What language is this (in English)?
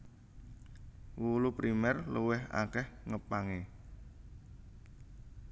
Javanese